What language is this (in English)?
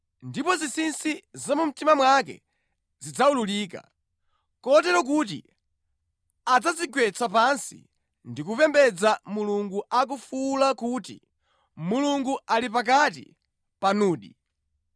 Nyanja